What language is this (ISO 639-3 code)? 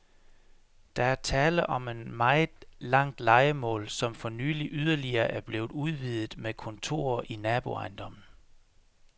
dan